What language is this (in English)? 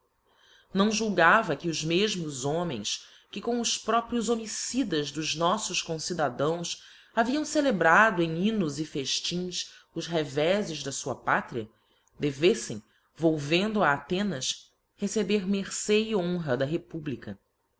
Portuguese